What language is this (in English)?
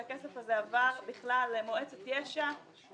Hebrew